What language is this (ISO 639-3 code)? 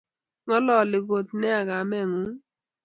kln